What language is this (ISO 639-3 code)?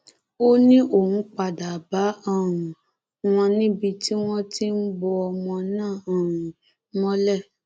yor